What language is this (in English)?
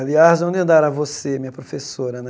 Portuguese